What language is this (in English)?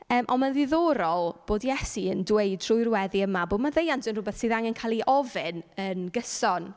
Welsh